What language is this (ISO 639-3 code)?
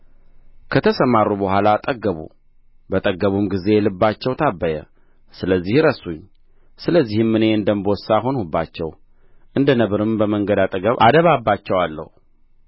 amh